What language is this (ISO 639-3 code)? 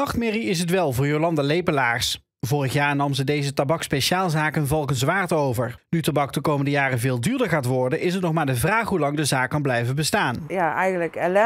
nld